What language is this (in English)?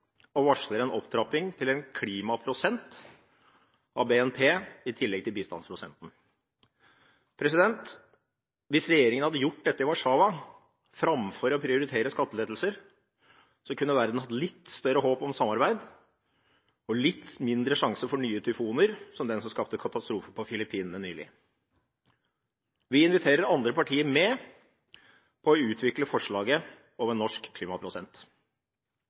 Norwegian Bokmål